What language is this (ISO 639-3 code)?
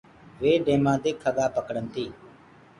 ggg